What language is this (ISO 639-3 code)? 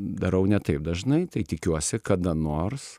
lit